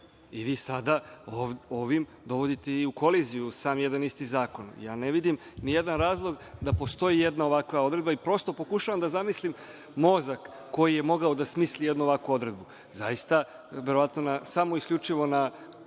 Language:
Serbian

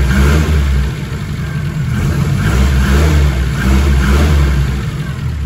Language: Portuguese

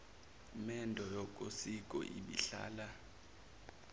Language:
Zulu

